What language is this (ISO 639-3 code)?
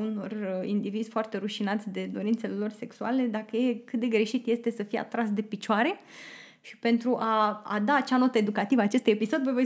ron